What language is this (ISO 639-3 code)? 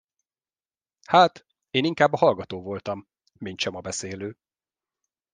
hun